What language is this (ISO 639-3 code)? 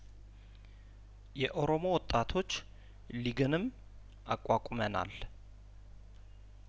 amh